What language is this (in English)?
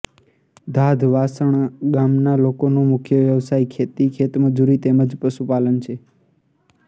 Gujarati